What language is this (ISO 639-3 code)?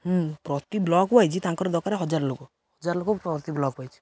ori